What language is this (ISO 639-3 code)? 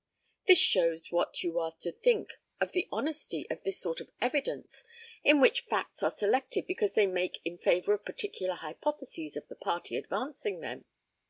eng